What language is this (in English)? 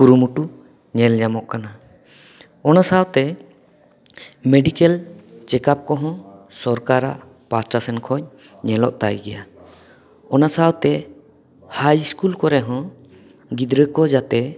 Santali